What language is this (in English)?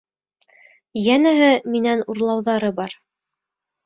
Bashkir